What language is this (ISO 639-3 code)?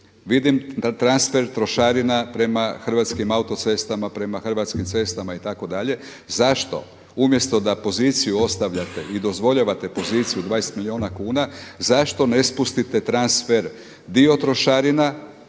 hrv